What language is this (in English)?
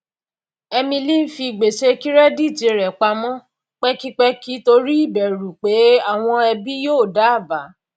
Yoruba